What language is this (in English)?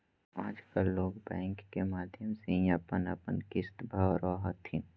Magahi